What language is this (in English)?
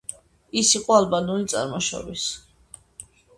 Georgian